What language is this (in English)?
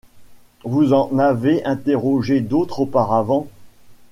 French